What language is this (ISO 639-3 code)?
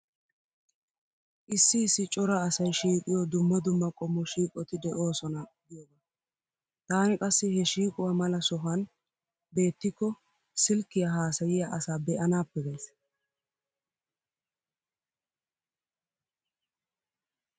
wal